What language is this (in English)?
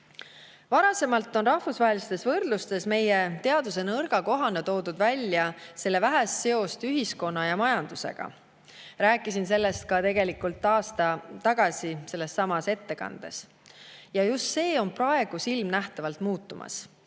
Estonian